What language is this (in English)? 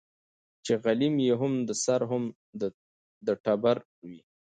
Pashto